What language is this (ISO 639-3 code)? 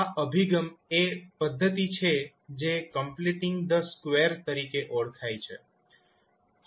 guj